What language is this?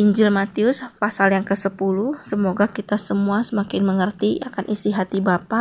Indonesian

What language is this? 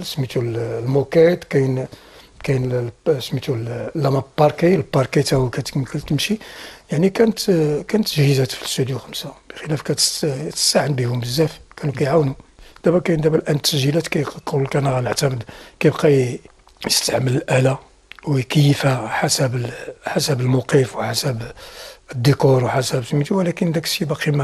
Arabic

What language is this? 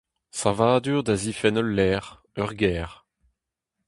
Breton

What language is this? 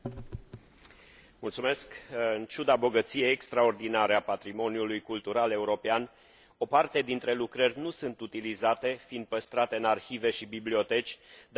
Romanian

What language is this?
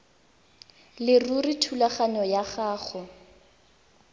Tswana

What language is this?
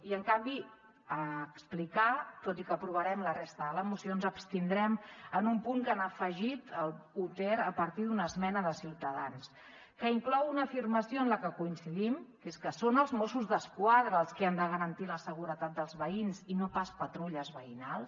Catalan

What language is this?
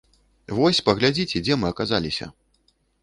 Belarusian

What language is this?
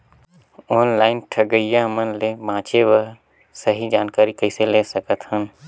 Chhattisgarhi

